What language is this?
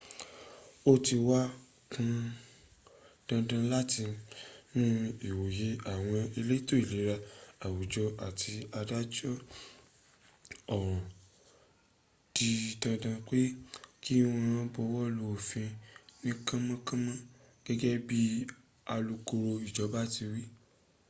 Yoruba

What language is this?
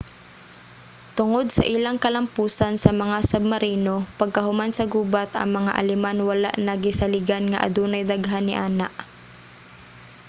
Cebuano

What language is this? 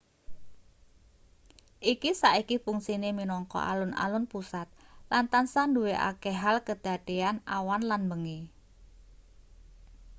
Javanese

